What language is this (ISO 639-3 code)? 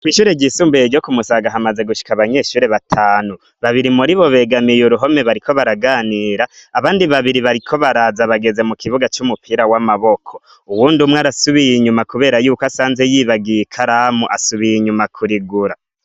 run